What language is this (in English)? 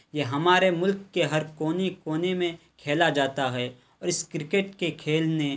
Urdu